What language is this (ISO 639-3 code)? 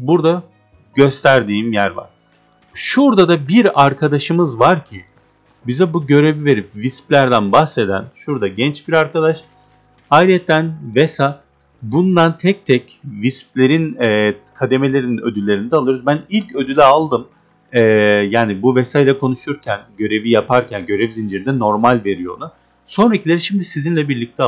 tur